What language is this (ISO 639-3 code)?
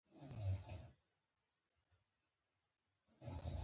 pus